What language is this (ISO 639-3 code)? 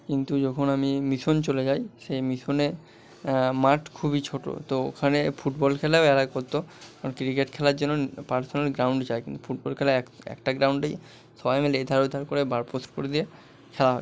ben